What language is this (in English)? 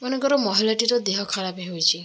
Odia